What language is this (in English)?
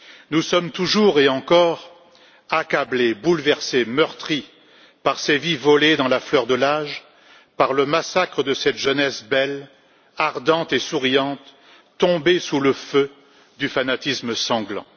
French